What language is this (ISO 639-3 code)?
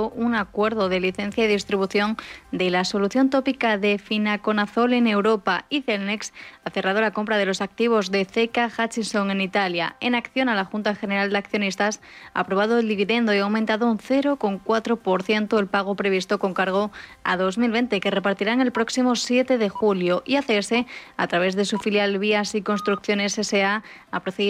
spa